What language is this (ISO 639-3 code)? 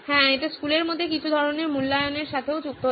ben